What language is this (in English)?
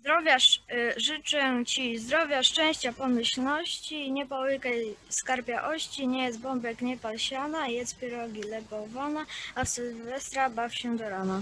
Polish